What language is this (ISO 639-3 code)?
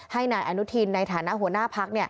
tha